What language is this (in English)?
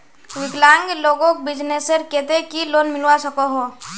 Magahi